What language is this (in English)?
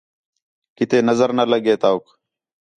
Khetrani